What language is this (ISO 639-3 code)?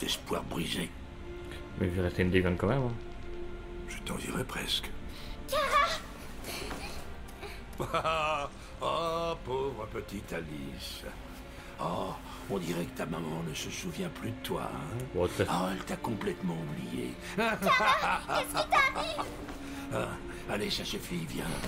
fra